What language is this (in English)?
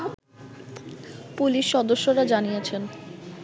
Bangla